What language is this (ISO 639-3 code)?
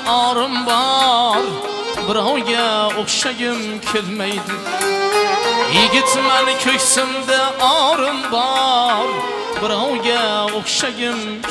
tur